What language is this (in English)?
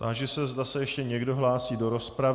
Czech